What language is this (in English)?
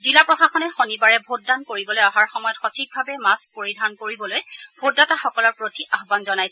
Assamese